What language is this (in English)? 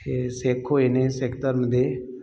Punjabi